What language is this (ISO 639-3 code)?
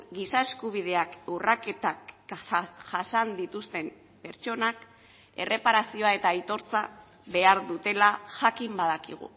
eus